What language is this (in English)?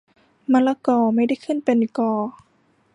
Thai